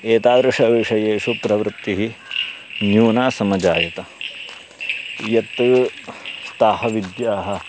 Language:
Sanskrit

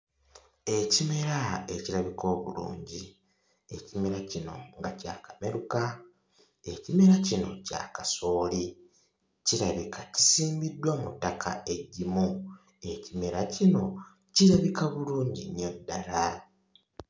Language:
Ganda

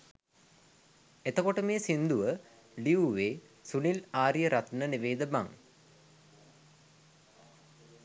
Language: Sinhala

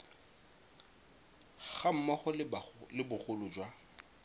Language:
Tswana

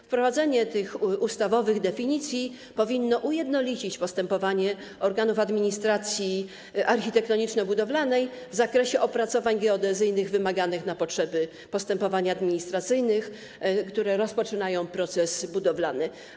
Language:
Polish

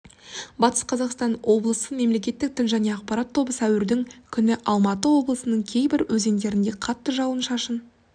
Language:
Kazakh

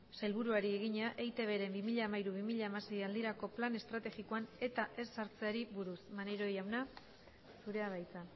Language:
Basque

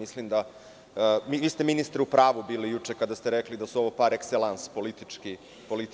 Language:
Serbian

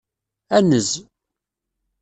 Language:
Kabyle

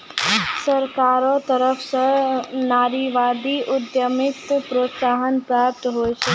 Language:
Maithili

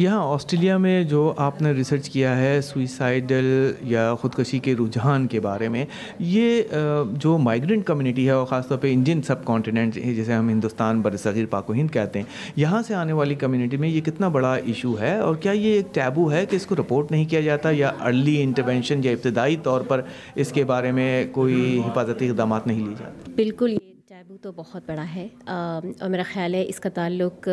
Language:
Urdu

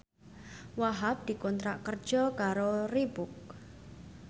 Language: Javanese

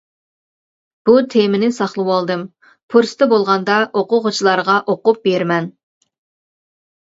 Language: Uyghur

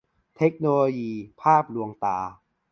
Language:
Thai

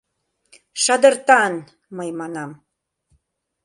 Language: Mari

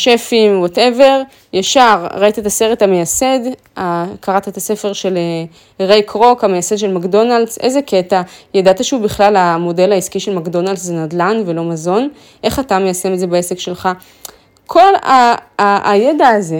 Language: Hebrew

